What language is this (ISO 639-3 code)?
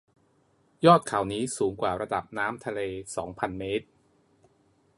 tha